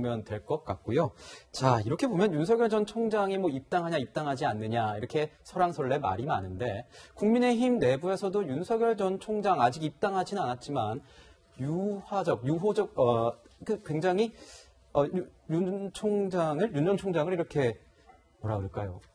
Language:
Korean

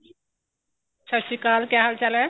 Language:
Punjabi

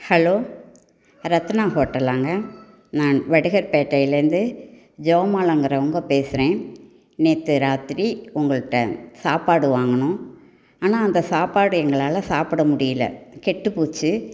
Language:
Tamil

